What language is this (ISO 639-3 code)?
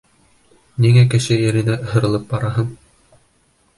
bak